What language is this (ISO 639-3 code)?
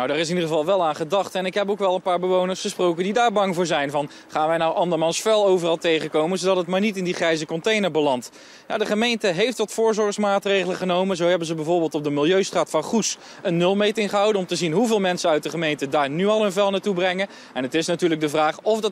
nld